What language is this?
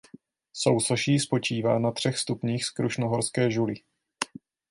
Czech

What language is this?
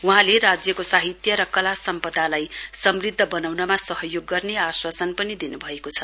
Nepali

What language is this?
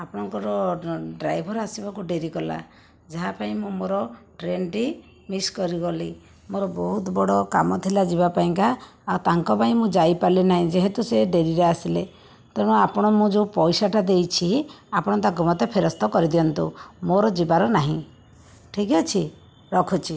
Odia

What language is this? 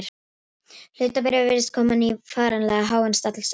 Icelandic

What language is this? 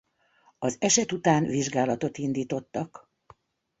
Hungarian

